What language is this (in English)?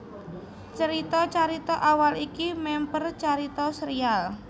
Javanese